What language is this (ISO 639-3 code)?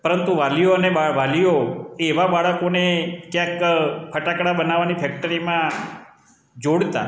guj